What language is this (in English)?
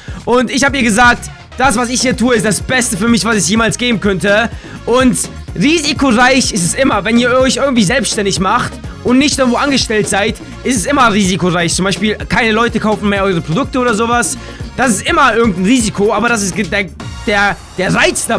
German